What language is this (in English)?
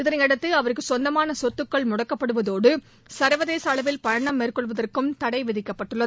Tamil